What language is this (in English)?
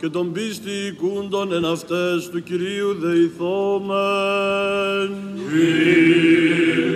Greek